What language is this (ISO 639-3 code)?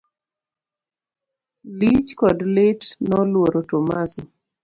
luo